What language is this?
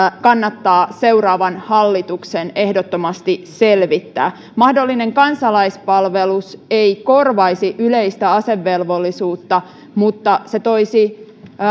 Finnish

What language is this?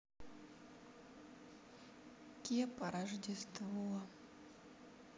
Russian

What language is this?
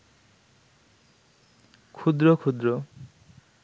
Bangla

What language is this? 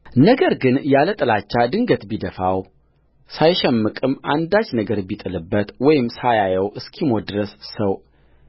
Amharic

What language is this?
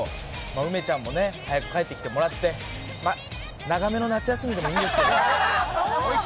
Japanese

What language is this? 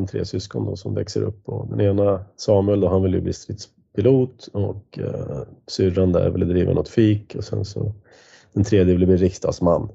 Swedish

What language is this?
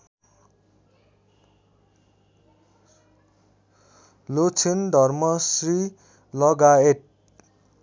Nepali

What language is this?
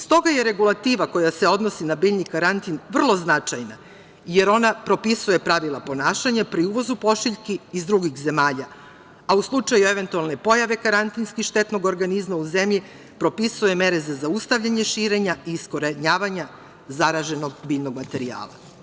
Serbian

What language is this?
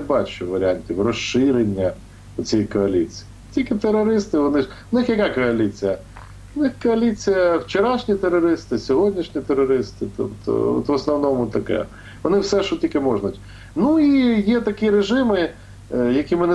Ukrainian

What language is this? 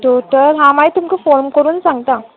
Konkani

